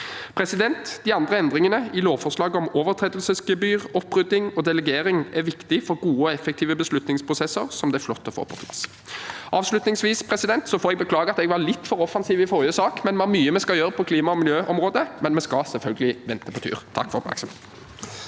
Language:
Norwegian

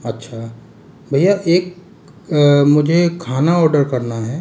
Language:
Hindi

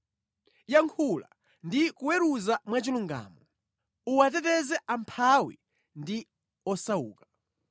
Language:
Nyanja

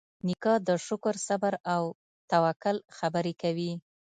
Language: Pashto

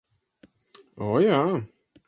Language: Latvian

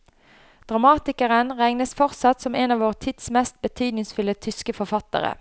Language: Norwegian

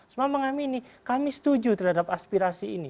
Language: Indonesian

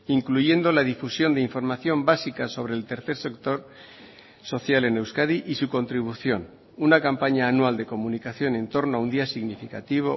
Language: Spanish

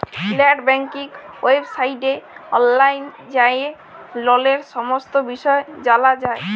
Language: Bangla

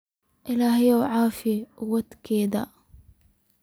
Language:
Somali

